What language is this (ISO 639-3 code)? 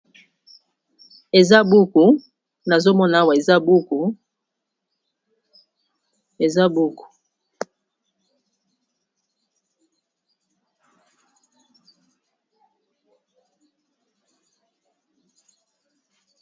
lin